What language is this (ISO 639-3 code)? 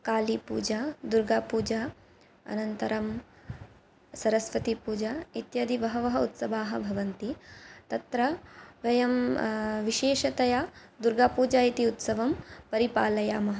san